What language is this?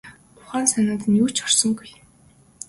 Mongolian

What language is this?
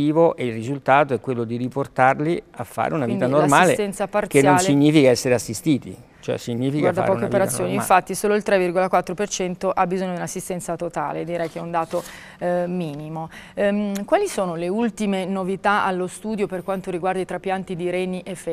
Italian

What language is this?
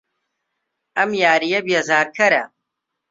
Central Kurdish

